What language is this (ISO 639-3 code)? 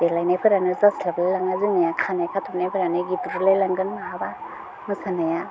brx